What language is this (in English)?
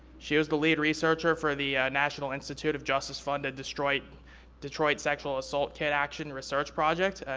English